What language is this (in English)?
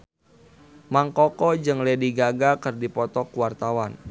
Sundanese